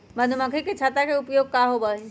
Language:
Magahi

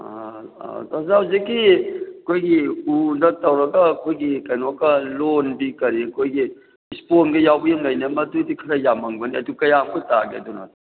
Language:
Manipuri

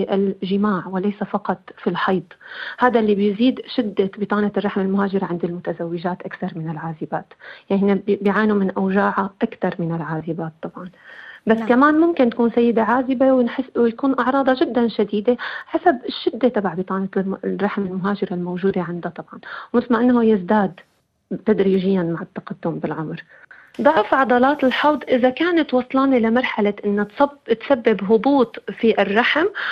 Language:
Arabic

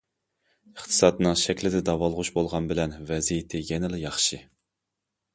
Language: Uyghur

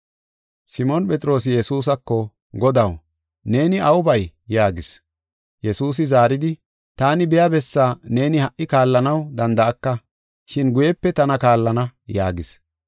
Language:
Gofa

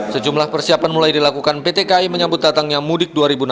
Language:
Indonesian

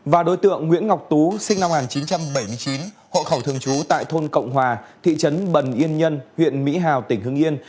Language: Vietnamese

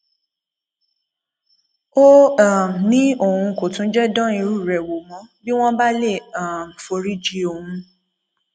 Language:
Yoruba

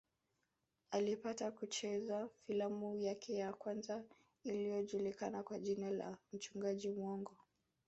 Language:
Swahili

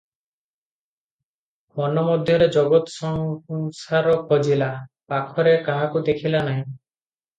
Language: Odia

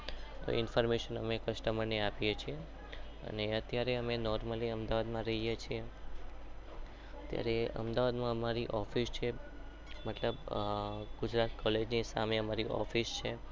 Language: Gujarati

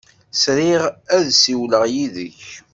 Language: Kabyle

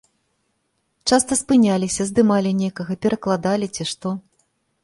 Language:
Belarusian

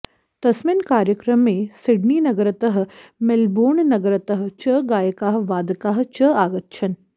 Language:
Sanskrit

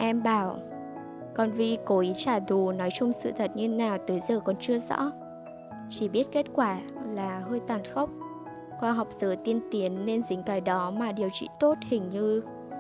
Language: Vietnamese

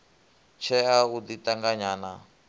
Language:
Venda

